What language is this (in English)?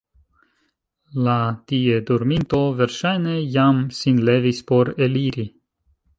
Esperanto